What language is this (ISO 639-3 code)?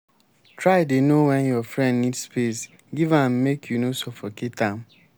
pcm